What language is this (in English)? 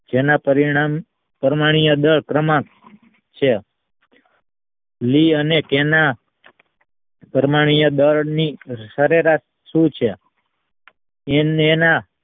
Gujarati